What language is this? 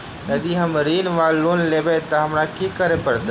Maithili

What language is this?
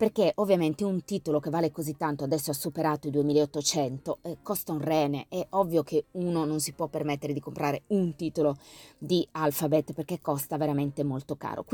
Italian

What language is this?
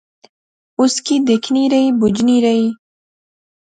Pahari-Potwari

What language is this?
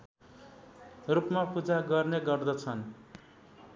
Nepali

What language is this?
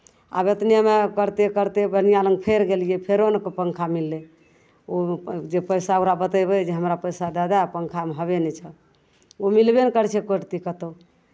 Maithili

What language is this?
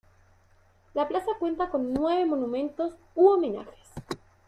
Spanish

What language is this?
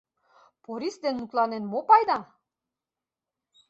Mari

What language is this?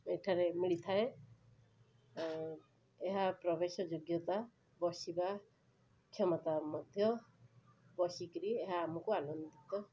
Odia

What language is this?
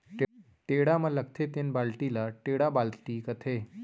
Chhattisgarhi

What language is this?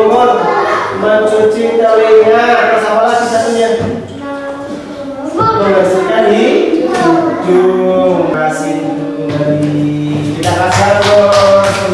Indonesian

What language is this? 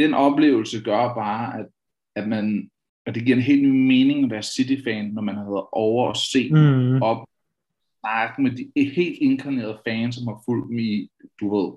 Danish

